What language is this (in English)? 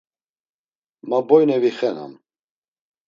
Laz